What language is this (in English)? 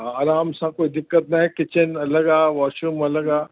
Sindhi